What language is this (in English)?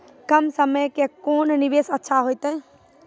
Maithili